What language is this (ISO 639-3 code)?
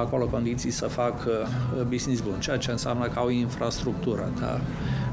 ron